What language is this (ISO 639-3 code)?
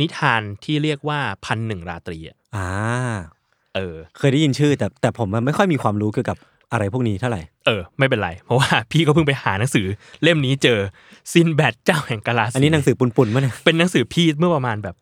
tha